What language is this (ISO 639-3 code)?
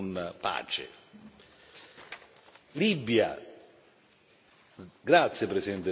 ita